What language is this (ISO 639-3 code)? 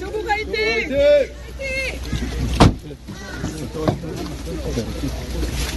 kor